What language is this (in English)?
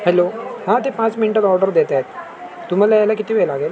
Marathi